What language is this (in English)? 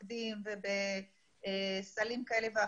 Hebrew